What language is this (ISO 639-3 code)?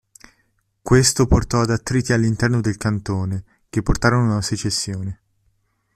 ita